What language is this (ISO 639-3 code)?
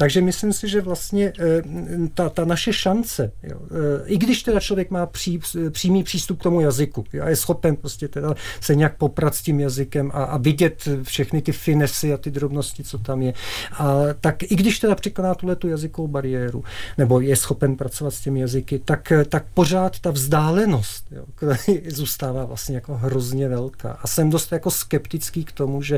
ces